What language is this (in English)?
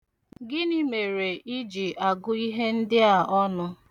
Igbo